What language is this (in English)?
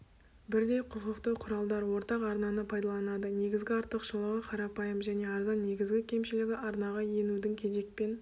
Kazakh